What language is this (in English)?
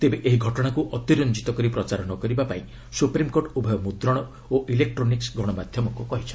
Odia